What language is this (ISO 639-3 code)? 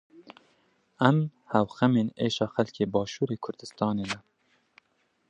kur